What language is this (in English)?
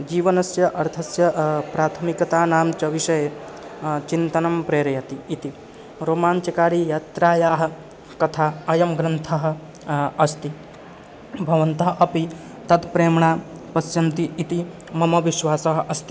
Sanskrit